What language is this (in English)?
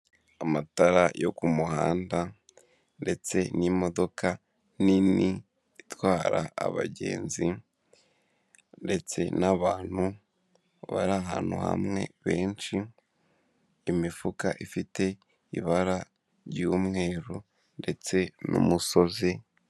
Kinyarwanda